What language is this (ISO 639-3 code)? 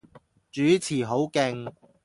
yue